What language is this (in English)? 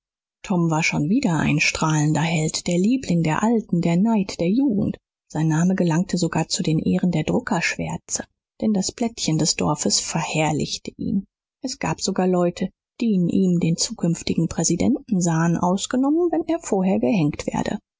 German